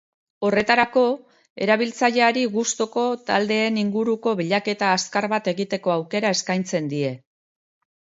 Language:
Basque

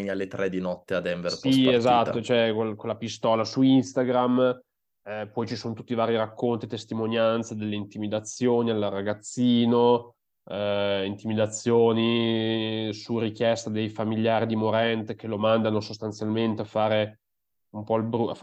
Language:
Italian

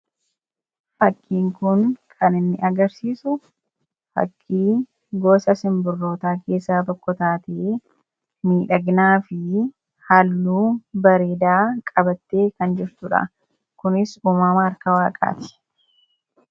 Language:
Oromo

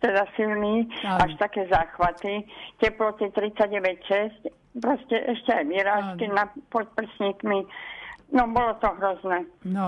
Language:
Slovak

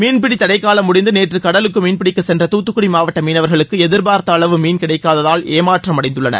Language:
Tamil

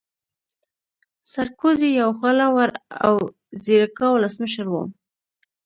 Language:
Pashto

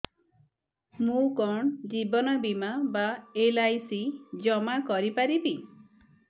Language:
Odia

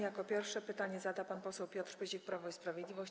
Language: Polish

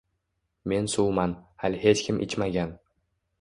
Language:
Uzbek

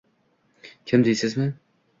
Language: Uzbek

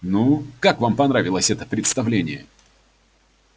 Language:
Russian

